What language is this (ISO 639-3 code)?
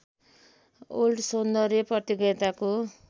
nep